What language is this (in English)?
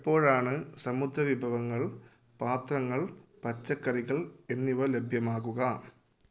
Malayalam